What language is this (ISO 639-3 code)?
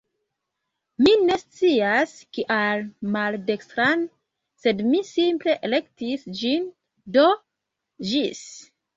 epo